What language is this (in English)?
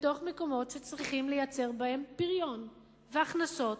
Hebrew